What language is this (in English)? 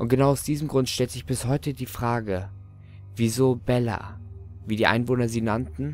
German